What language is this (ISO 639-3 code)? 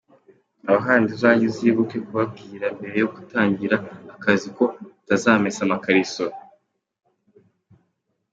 kin